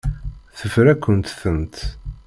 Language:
Kabyle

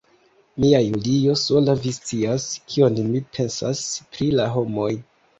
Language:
Esperanto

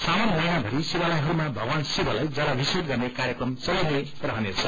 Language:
Nepali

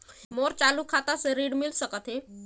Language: Chhattisgarhi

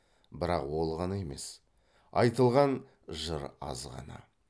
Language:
Kazakh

